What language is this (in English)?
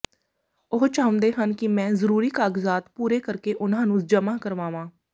Punjabi